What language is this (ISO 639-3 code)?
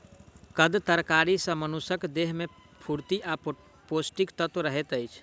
mai